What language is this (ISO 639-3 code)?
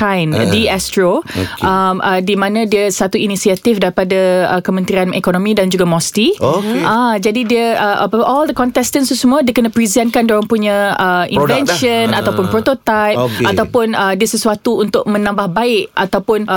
msa